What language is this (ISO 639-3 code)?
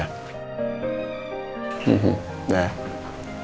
ind